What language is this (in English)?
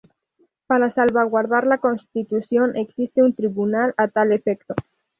Spanish